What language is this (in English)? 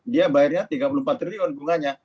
Indonesian